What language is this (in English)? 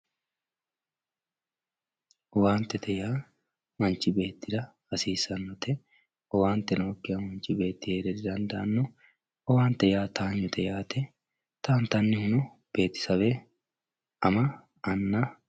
Sidamo